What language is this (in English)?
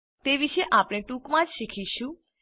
Gujarati